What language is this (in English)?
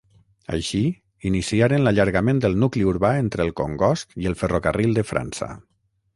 Catalan